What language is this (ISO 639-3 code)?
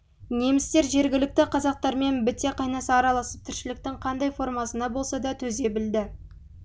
kaz